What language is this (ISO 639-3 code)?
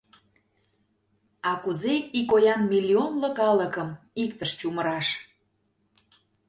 chm